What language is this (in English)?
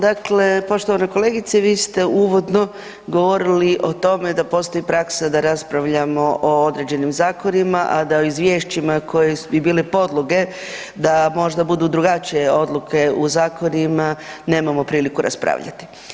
Croatian